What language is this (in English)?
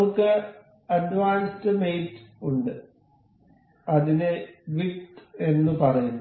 Malayalam